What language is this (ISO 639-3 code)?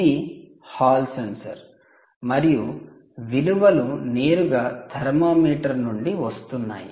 tel